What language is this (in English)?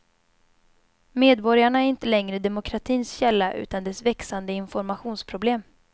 Swedish